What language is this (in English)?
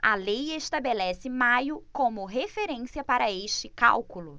Portuguese